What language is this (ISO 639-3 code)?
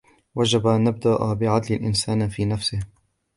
ara